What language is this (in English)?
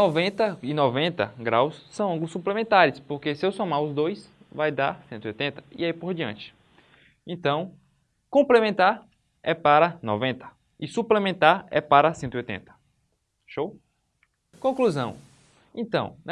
Portuguese